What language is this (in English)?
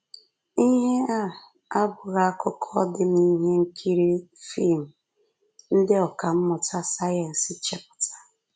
Igbo